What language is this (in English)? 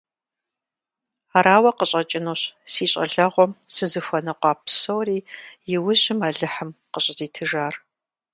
Kabardian